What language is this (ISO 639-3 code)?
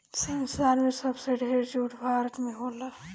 bho